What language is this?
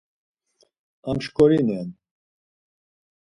Laz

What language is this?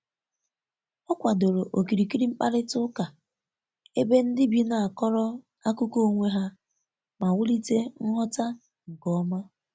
Igbo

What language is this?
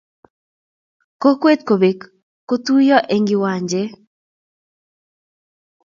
Kalenjin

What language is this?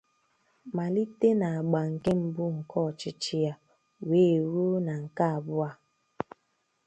Igbo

